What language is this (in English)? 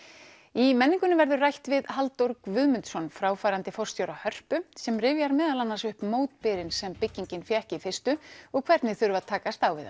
Icelandic